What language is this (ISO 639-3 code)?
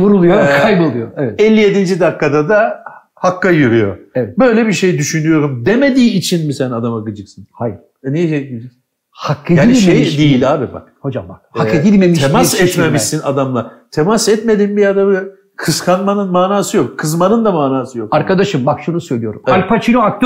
tur